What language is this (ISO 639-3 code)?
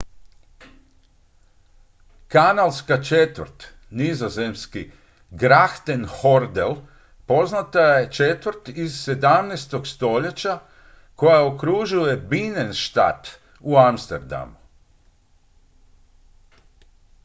hrv